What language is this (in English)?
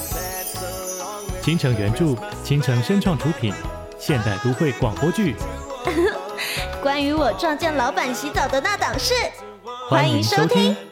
Chinese